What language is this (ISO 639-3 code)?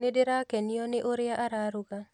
kik